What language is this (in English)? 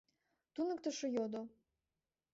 Mari